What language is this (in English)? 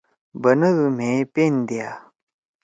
Torwali